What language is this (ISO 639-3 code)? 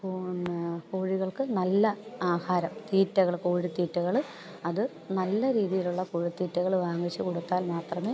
mal